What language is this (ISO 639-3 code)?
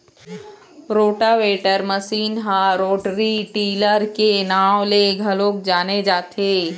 hne